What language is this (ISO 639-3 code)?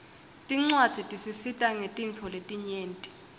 ssw